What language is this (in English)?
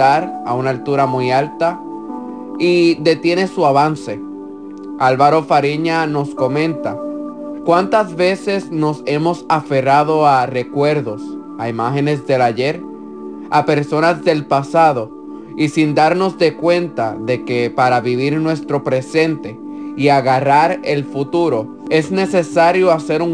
Spanish